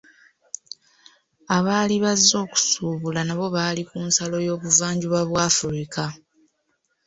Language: Ganda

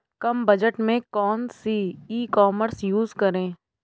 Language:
Hindi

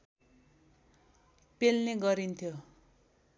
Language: Nepali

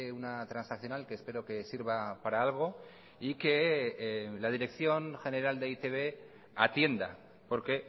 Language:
Spanish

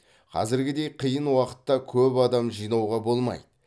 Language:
Kazakh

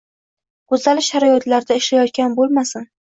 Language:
Uzbek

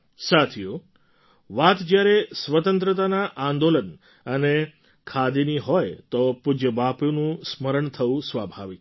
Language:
Gujarati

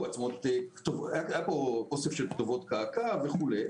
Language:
Hebrew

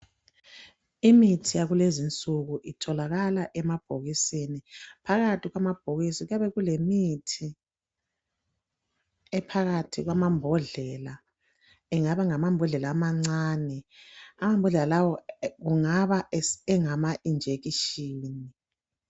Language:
North Ndebele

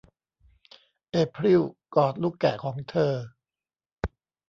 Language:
Thai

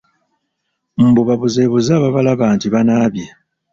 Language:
Ganda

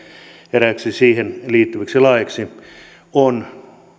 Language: Finnish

